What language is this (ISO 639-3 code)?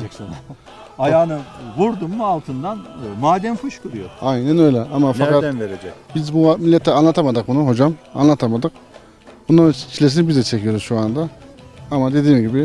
tur